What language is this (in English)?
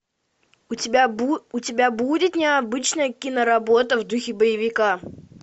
Russian